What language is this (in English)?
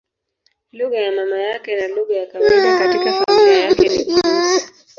Swahili